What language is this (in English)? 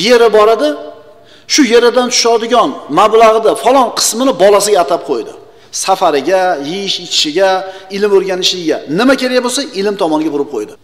Turkish